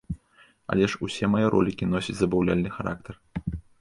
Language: Belarusian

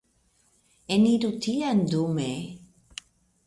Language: Esperanto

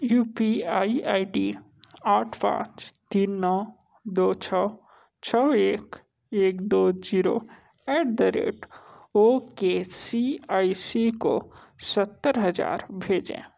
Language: Hindi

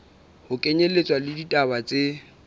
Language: Southern Sotho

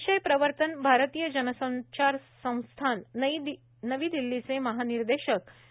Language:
Marathi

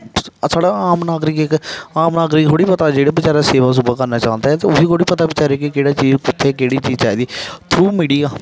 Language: Dogri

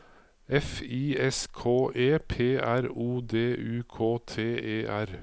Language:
Norwegian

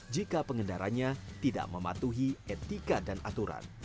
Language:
Indonesian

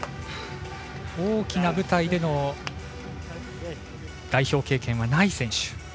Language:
Japanese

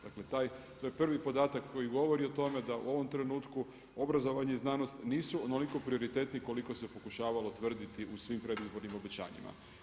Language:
Croatian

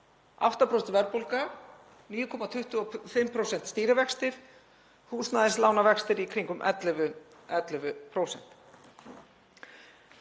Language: Icelandic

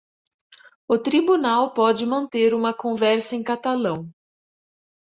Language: Portuguese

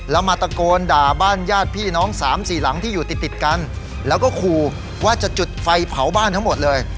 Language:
Thai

